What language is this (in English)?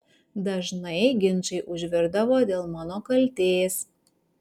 Lithuanian